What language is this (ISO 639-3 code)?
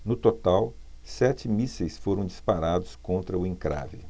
por